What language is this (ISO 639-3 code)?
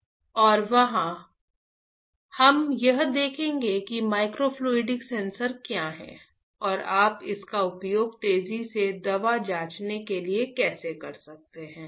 hin